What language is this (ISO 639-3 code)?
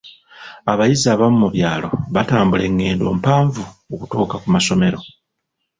lug